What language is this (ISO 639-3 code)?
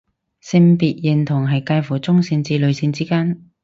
yue